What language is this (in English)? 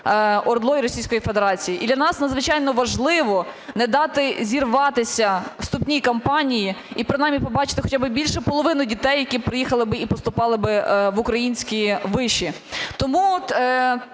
Ukrainian